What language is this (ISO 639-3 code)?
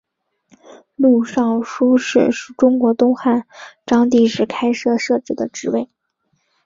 zho